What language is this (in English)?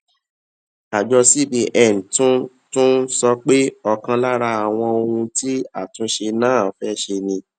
Yoruba